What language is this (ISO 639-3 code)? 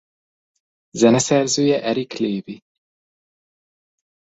hun